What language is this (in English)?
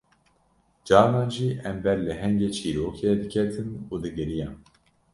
Kurdish